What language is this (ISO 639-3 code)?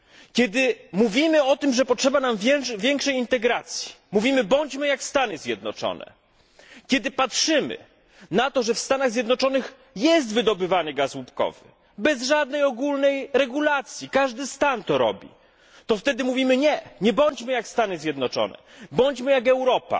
pol